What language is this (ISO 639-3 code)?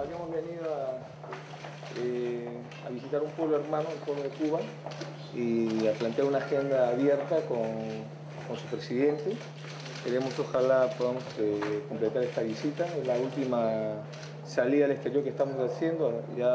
spa